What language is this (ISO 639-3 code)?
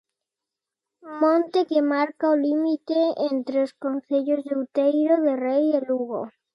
glg